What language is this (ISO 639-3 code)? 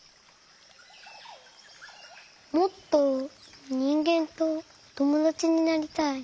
jpn